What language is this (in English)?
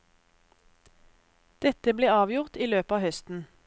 Norwegian